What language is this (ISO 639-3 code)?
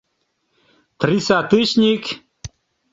chm